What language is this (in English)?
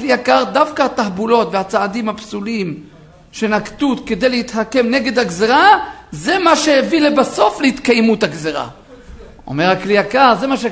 Hebrew